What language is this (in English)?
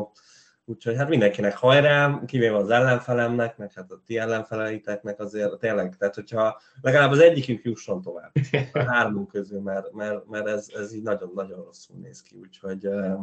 Hungarian